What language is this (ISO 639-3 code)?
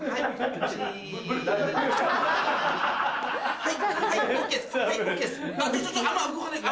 jpn